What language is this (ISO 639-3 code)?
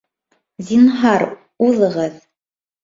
bak